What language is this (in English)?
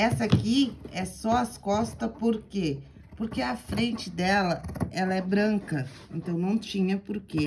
Portuguese